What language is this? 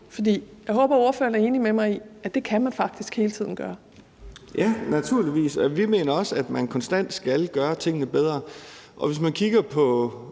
Danish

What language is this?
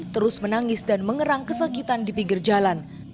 Indonesian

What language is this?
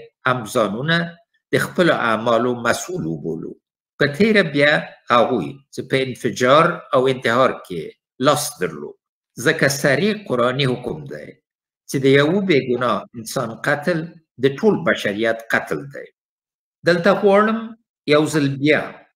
Persian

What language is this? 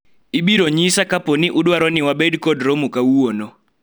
Luo (Kenya and Tanzania)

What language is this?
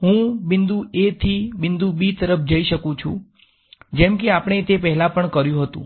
Gujarati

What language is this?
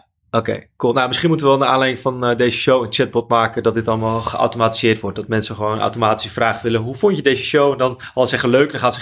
Dutch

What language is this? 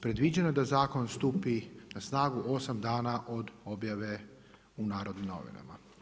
Croatian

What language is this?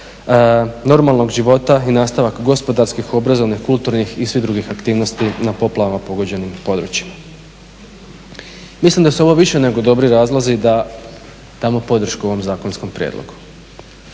Croatian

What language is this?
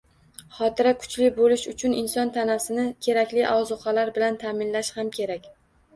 Uzbek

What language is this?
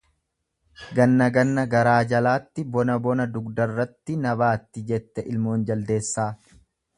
Oromo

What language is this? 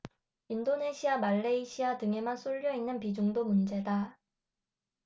Korean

